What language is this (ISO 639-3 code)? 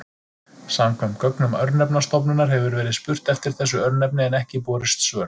isl